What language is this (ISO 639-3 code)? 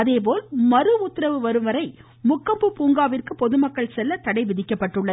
tam